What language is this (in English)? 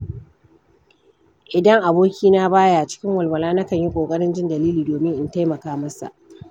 Hausa